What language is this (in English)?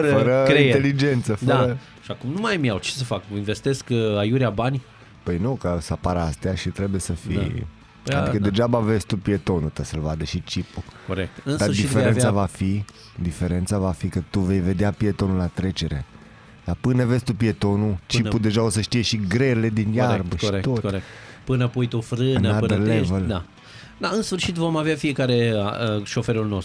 Romanian